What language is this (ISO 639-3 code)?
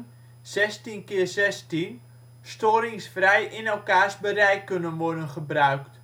nld